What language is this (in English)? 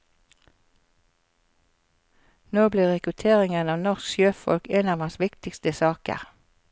Norwegian